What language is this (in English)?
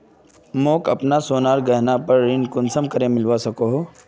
Magahi